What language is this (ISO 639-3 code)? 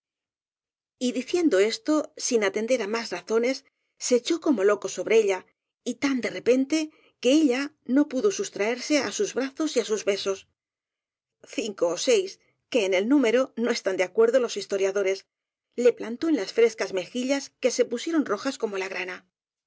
spa